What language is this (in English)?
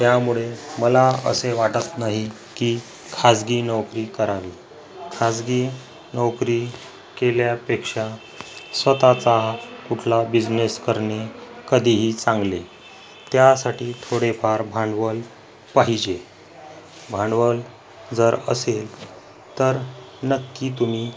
Marathi